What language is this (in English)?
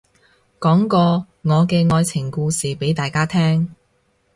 Cantonese